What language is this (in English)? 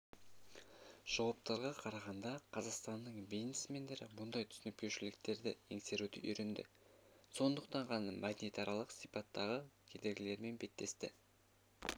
Kazakh